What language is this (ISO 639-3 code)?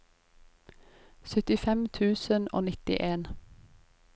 nor